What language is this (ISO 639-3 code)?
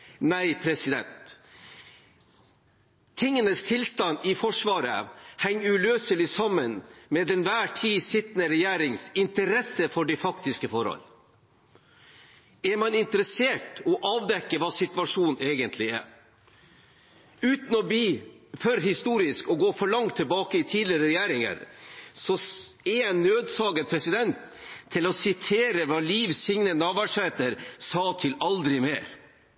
nob